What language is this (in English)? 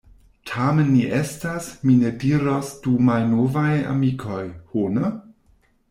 Esperanto